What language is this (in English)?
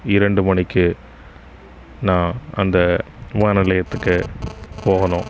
Tamil